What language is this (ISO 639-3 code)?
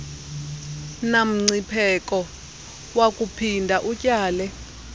xho